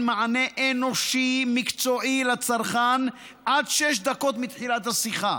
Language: Hebrew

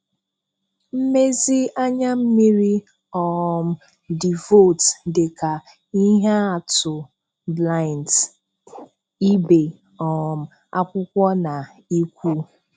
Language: Igbo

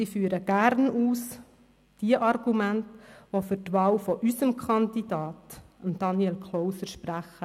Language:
Swiss German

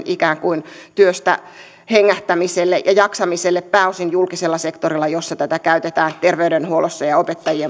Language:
Finnish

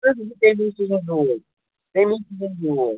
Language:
Kashmiri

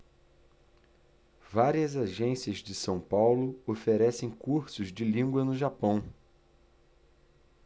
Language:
Portuguese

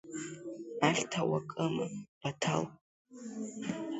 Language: Abkhazian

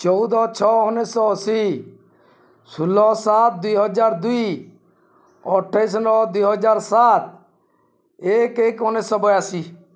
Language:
Odia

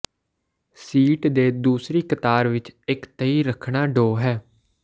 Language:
Punjabi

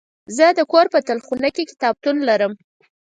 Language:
Pashto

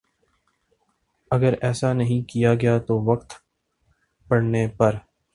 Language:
Urdu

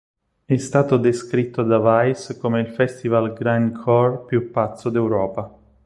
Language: Italian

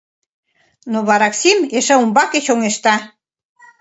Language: Mari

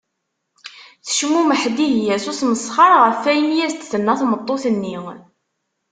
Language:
Kabyle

